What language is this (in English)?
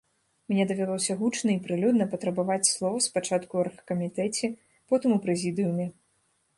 Belarusian